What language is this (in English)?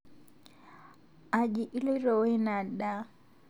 Masai